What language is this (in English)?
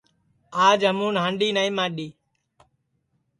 Sansi